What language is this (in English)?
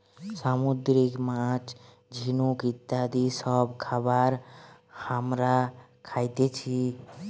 Bangla